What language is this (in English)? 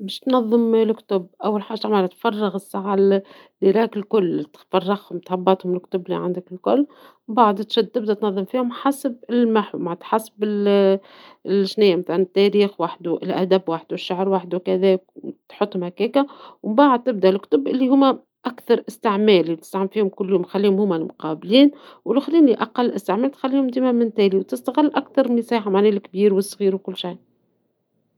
Tunisian Arabic